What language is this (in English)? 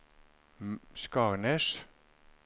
Norwegian